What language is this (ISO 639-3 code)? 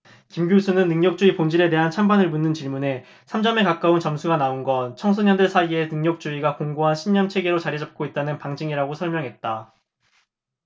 kor